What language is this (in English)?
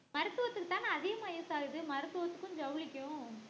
Tamil